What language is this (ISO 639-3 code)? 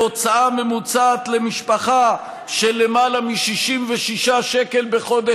heb